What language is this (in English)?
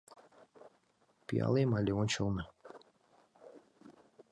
Mari